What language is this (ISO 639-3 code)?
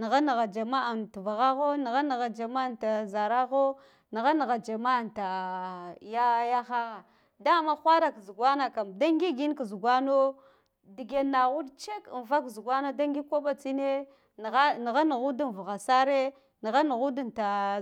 gdf